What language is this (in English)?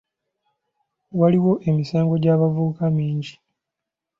Ganda